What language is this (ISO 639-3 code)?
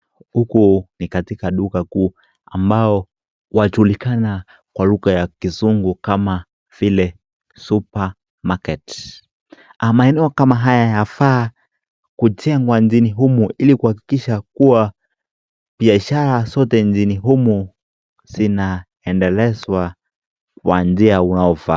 swa